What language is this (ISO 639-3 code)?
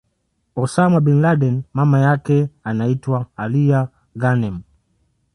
swa